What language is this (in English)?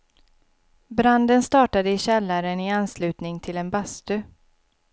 Swedish